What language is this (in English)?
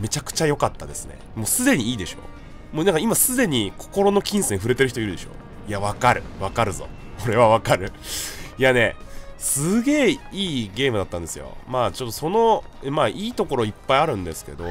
Japanese